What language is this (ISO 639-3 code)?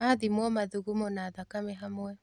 kik